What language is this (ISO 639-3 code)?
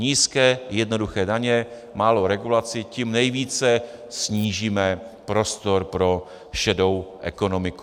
ces